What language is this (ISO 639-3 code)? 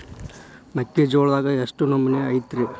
kan